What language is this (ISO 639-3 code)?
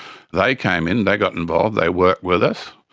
eng